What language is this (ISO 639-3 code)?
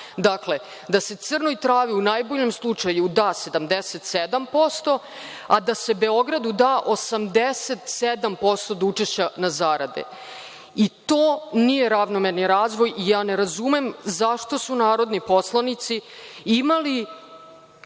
srp